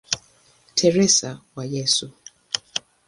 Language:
Swahili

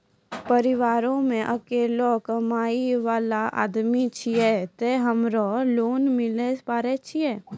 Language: Maithili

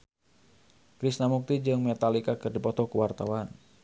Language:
Sundanese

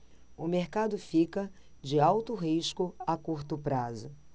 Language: Portuguese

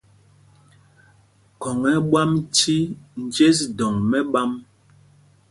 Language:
Mpumpong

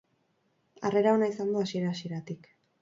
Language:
Basque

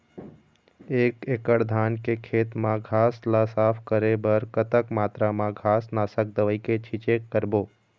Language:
Chhattisgarhi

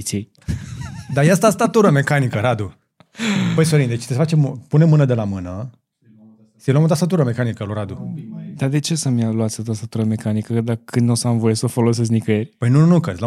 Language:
Romanian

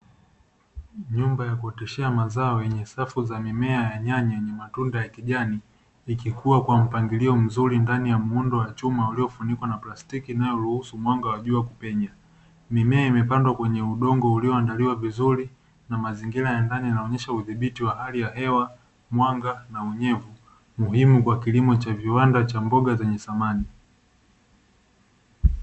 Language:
Swahili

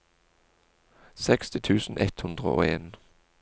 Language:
Norwegian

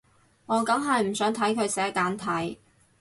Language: Cantonese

